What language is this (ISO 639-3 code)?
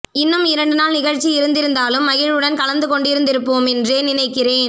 tam